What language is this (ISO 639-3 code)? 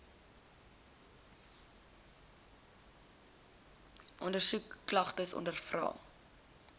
afr